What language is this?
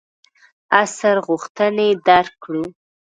Pashto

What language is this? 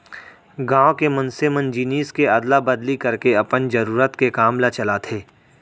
Chhattisgarhi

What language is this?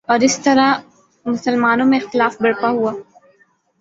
Urdu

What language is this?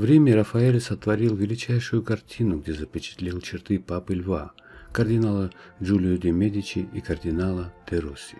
Russian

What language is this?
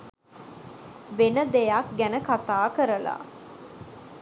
Sinhala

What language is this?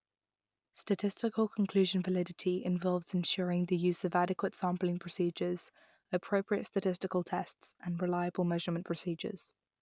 English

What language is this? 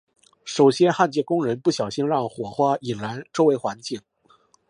Chinese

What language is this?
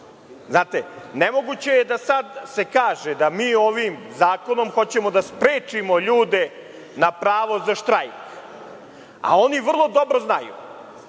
Serbian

